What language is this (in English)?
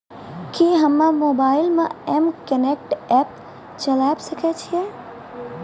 Maithili